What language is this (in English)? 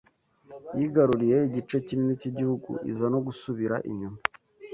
Kinyarwanda